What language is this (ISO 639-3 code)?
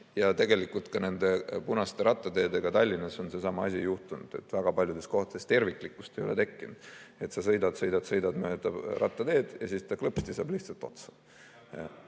est